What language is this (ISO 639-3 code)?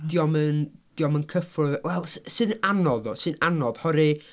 cym